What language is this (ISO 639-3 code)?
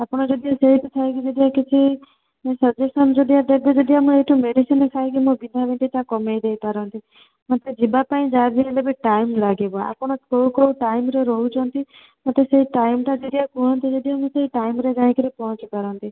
ori